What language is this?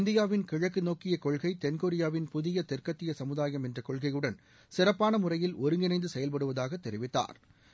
Tamil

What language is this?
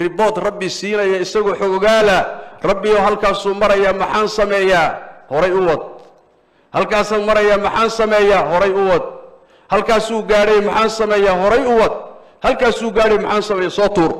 Arabic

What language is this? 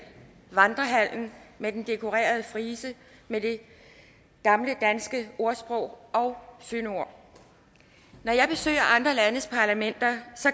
Danish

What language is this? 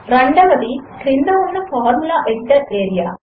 Telugu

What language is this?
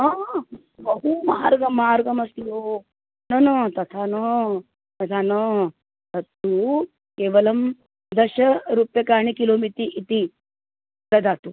Sanskrit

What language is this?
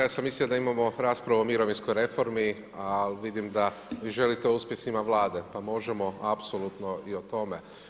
Croatian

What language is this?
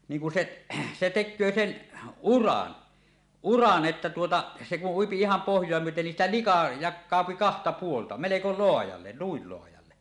Finnish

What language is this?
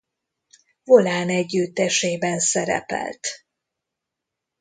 Hungarian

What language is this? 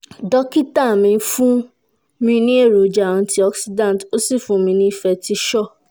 Yoruba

